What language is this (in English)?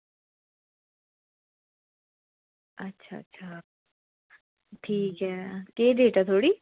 Dogri